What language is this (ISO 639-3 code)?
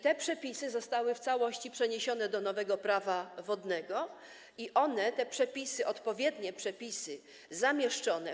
pol